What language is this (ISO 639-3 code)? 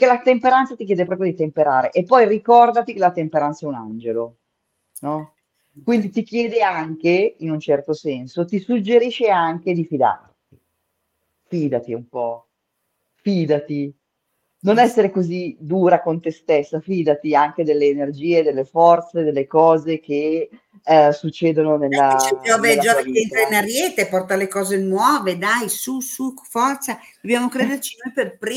ita